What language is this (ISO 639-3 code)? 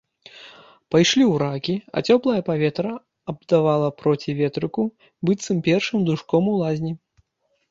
bel